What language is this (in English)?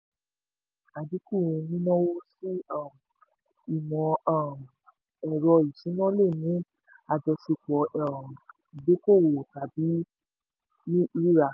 Yoruba